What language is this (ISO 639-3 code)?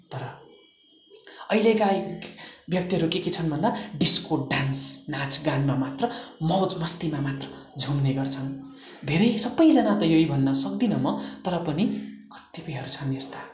nep